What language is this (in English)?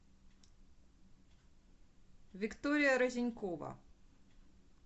Russian